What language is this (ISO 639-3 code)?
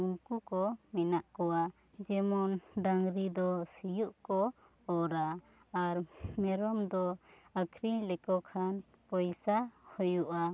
sat